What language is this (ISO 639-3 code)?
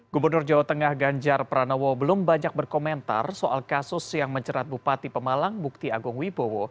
ind